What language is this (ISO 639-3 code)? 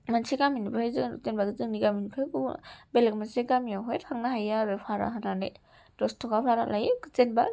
brx